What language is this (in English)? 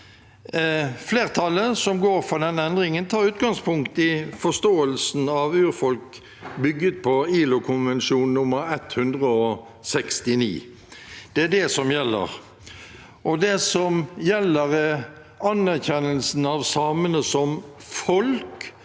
Norwegian